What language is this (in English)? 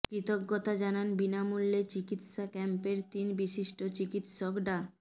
Bangla